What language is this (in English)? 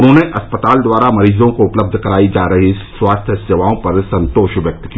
Hindi